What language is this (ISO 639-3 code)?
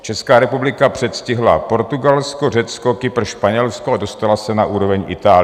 ces